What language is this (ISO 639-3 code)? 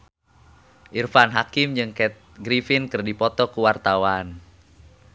sun